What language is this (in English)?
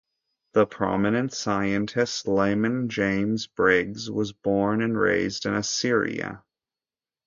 English